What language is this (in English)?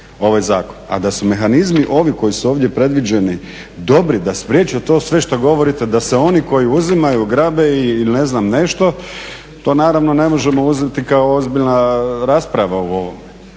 Croatian